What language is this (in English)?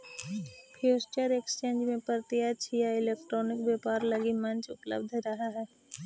Magahi